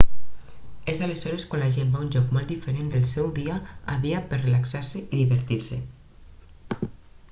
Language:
Catalan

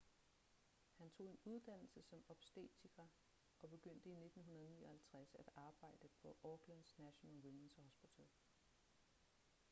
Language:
Danish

